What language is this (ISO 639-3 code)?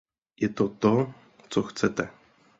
ces